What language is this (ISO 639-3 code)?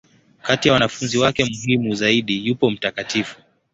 swa